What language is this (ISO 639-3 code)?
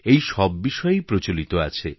ben